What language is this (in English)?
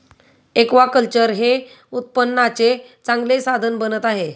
Marathi